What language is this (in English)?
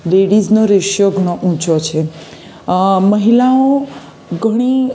Gujarati